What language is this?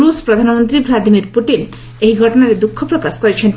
Odia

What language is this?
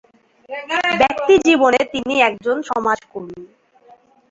Bangla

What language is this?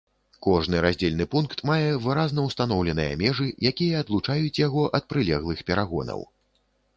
Belarusian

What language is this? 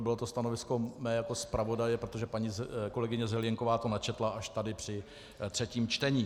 Czech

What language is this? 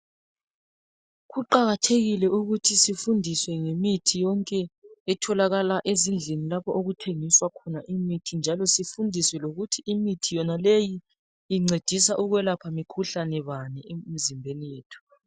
North Ndebele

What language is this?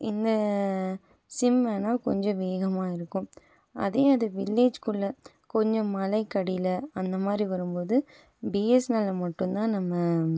Tamil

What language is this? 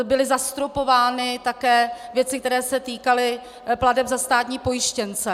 Czech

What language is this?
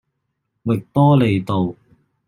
Cantonese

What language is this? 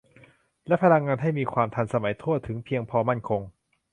Thai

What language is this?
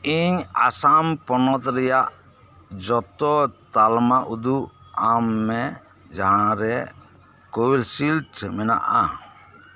Santali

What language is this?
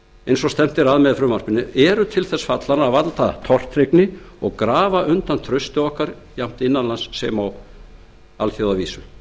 Icelandic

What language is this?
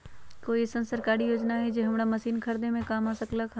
Magahi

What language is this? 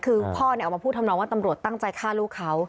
Thai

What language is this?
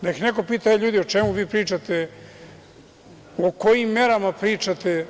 Serbian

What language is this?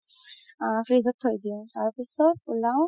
Assamese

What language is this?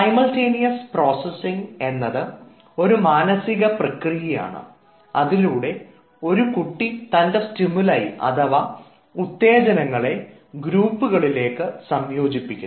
Malayalam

